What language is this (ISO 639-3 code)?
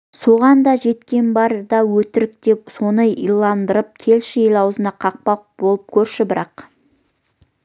kaz